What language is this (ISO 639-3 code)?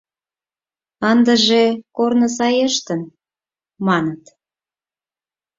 chm